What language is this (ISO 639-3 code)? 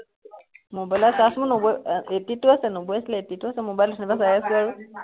asm